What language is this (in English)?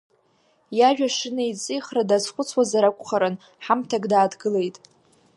Abkhazian